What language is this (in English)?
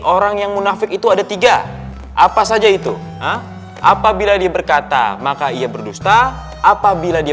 Indonesian